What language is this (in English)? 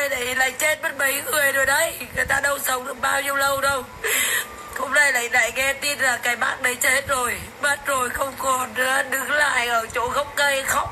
Vietnamese